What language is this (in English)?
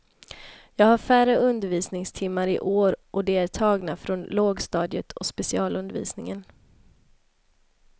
Swedish